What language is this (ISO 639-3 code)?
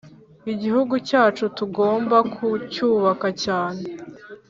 kin